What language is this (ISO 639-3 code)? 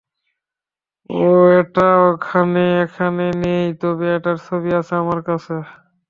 ben